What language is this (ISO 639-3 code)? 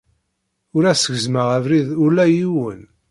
kab